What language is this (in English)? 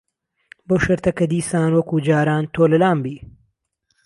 Central Kurdish